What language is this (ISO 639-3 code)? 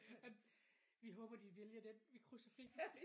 dan